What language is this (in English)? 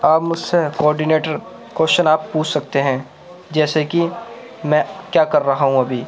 Urdu